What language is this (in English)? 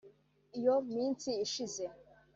Kinyarwanda